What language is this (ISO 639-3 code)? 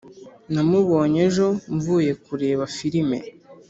kin